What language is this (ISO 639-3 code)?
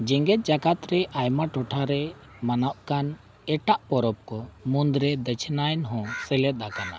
sat